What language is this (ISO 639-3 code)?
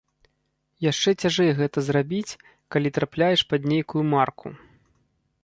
bel